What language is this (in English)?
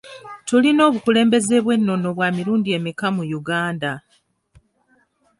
Ganda